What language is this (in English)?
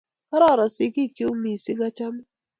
Kalenjin